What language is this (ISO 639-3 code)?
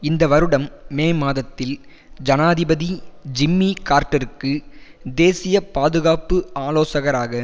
tam